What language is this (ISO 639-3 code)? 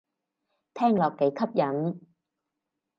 yue